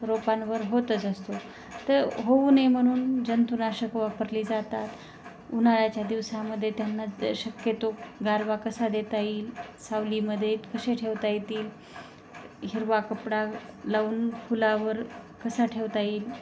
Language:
Marathi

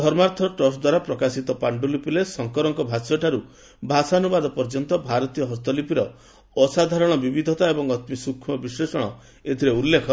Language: Odia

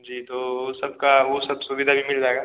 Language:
Hindi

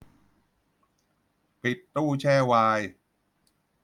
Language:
Thai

